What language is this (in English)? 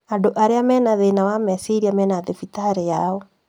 Kikuyu